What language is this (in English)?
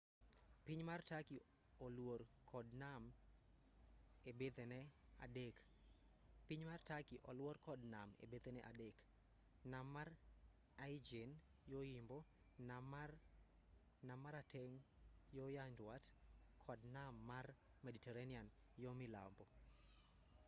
Luo (Kenya and Tanzania)